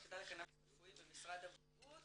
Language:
Hebrew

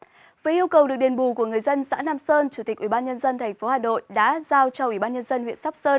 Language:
Vietnamese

